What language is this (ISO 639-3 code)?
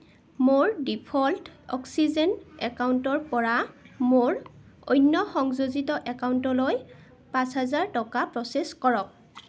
asm